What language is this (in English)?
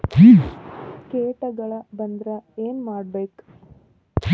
Kannada